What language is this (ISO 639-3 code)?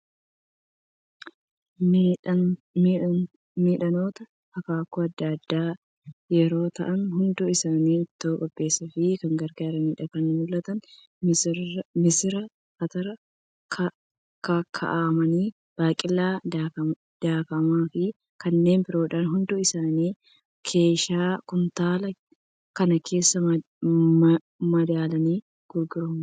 orm